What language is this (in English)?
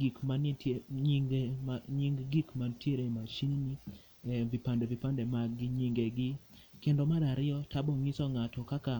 Luo (Kenya and Tanzania)